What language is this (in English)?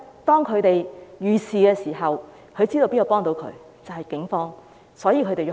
Cantonese